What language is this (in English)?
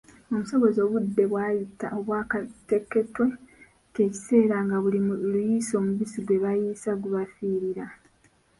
Ganda